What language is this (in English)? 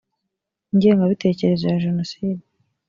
Kinyarwanda